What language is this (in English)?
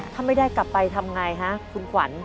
Thai